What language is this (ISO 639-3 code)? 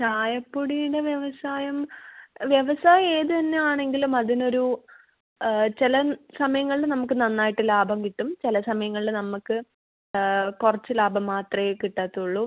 mal